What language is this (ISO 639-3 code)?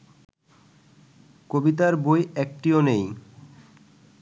ben